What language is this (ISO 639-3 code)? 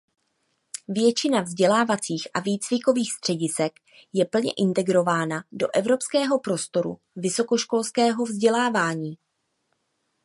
ces